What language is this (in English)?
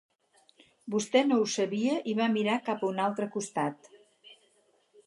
Catalan